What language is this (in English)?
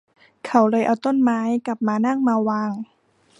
Thai